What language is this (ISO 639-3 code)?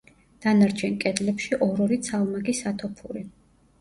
kat